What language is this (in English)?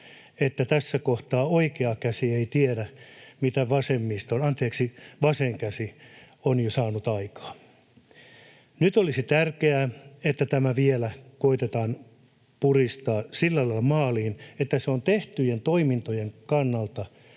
Finnish